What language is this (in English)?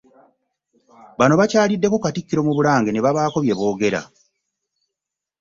Ganda